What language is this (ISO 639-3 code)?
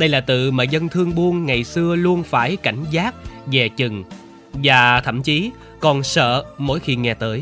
vie